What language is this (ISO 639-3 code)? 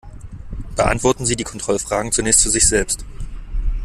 deu